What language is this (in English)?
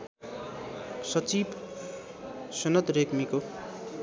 Nepali